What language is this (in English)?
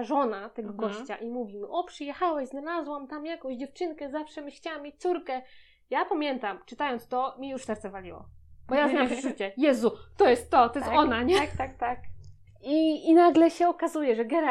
Polish